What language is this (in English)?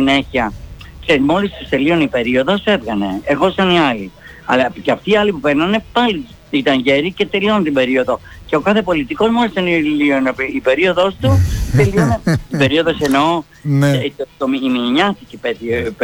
Greek